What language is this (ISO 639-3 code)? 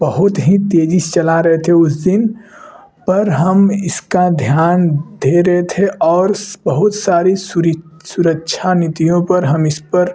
hin